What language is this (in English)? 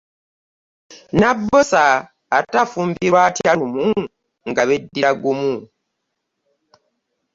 Ganda